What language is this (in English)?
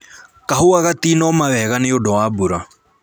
Kikuyu